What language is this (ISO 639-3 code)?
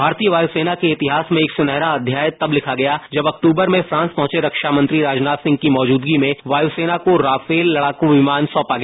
hin